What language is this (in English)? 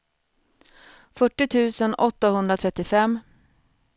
Swedish